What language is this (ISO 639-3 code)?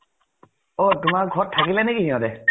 asm